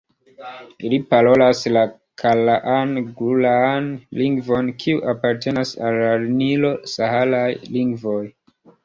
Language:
Esperanto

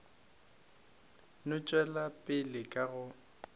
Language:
Northern Sotho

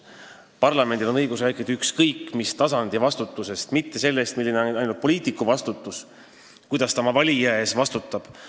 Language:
Estonian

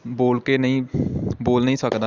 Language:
Punjabi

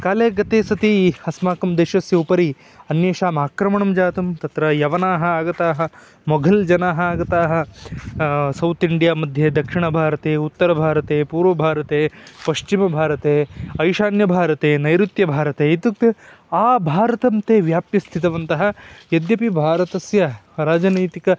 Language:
Sanskrit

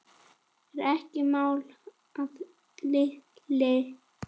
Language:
Icelandic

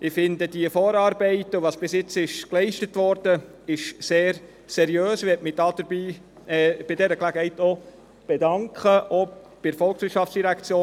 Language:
Swiss German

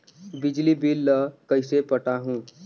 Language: Chhattisgarhi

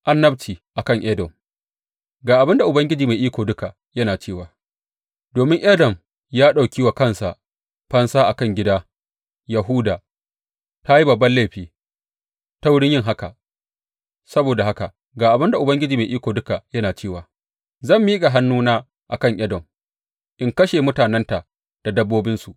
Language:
Hausa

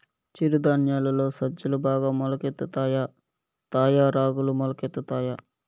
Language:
Telugu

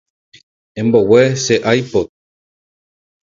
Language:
Guarani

